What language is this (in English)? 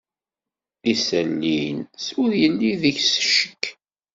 Kabyle